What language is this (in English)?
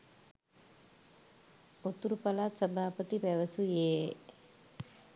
Sinhala